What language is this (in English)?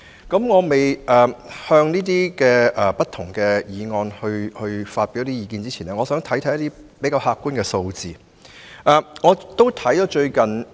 Cantonese